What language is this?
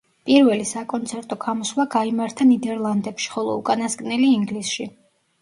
Georgian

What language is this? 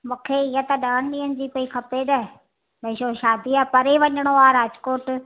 Sindhi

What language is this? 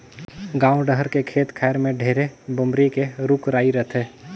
Chhattisgarhi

